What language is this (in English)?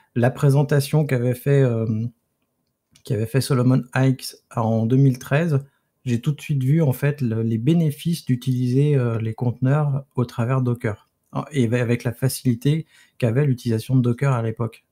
French